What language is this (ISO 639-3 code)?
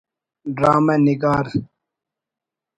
brh